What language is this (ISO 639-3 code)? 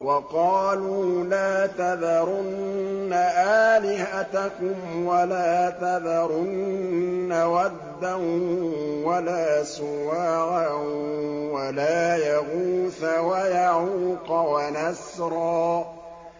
ara